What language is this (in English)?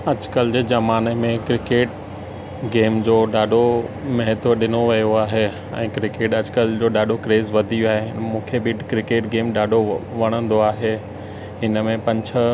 Sindhi